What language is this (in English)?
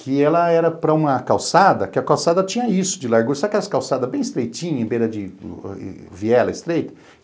Portuguese